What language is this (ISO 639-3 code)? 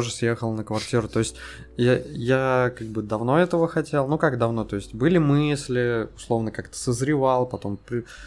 rus